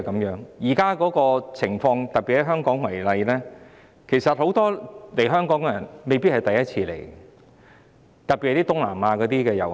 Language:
Cantonese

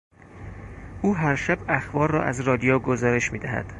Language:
Persian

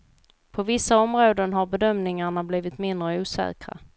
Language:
Swedish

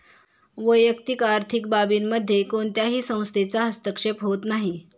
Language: Marathi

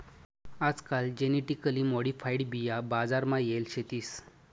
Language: Marathi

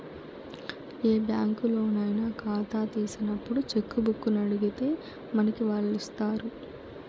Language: Telugu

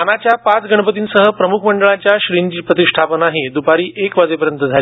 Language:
Marathi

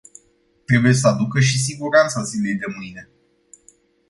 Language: Romanian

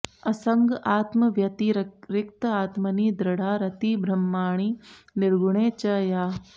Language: Sanskrit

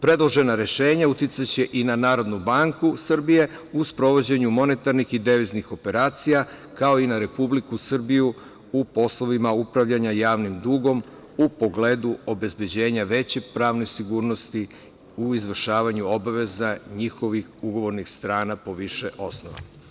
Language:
Serbian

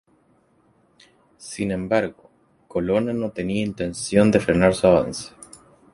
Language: Spanish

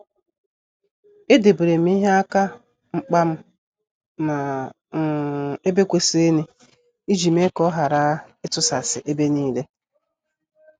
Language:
Igbo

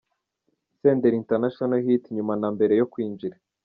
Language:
Kinyarwanda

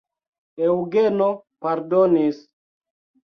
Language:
Esperanto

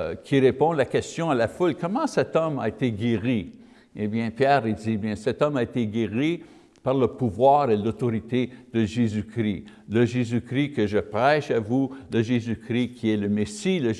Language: French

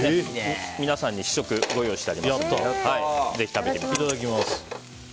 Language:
Japanese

